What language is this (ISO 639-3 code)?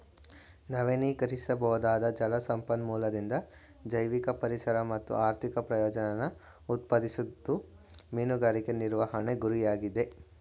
kan